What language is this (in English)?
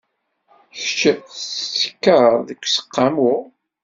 Kabyle